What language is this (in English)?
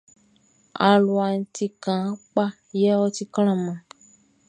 Baoulé